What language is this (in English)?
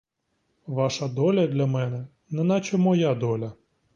Ukrainian